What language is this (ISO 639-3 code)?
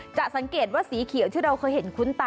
tha